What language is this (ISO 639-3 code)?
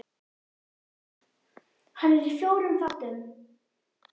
isl